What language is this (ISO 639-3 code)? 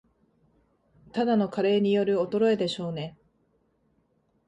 jpn